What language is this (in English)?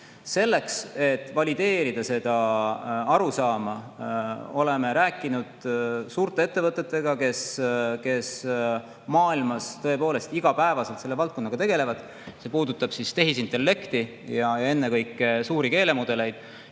Estonian